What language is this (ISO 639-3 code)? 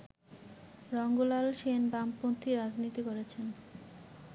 ben